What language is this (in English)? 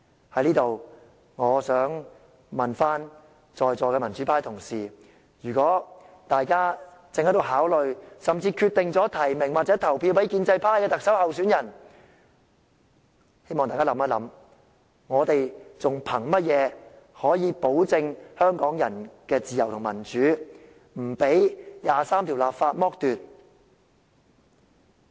Cantonese